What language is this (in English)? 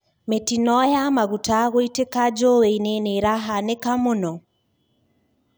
Kikuyu